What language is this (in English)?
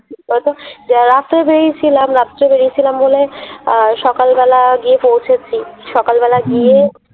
Bangla